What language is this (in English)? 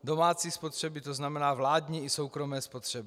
Czech